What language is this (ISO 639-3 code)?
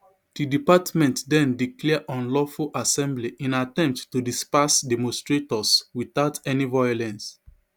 pcm